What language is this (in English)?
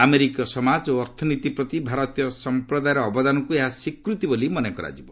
Odia